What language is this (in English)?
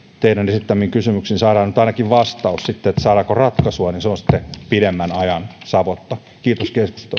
Finnish